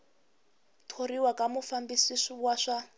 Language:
Tsonga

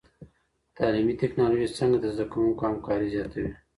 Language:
Pashto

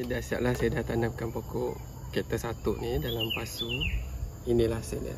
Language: Malay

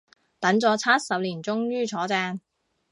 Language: Cantonese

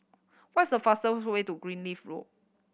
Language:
English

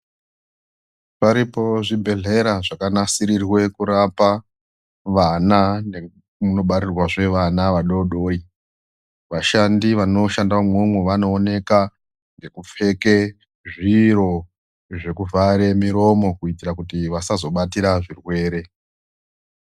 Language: Ndau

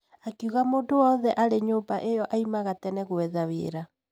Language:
Kikuyu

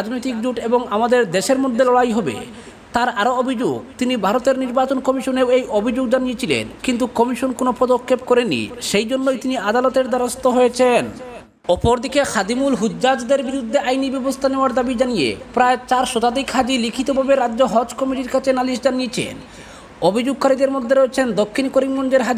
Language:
Indonesian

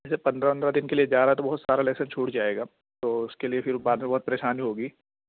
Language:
Urdu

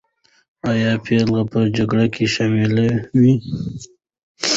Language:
Pashto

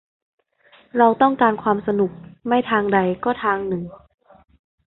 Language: Thai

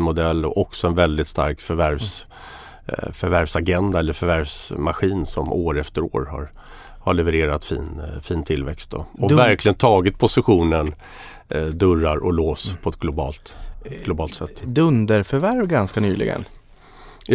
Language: Swedish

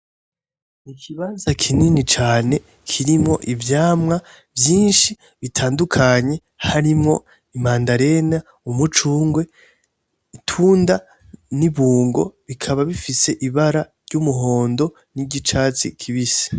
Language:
Rundi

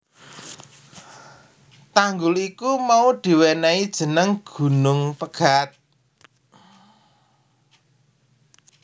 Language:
Javanese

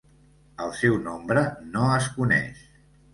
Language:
Catalan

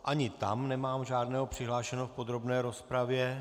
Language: Czech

